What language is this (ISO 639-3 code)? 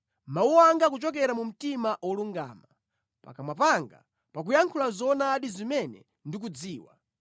nya